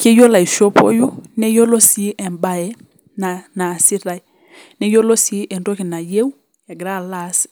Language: Masai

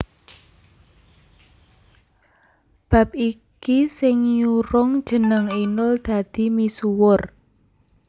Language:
Javanese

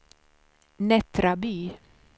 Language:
Swedish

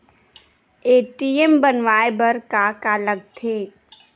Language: Chhattisgarhi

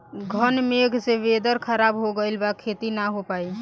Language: Bhojpuri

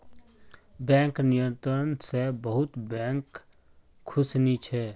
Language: Magahi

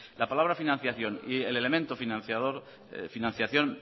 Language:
Spanish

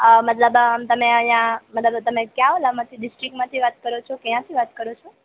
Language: Gujarati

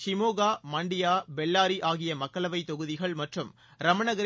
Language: Tamil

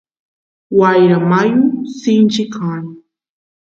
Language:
Santiago del Estero Quichua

